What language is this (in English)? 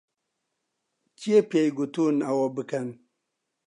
Central Kurdish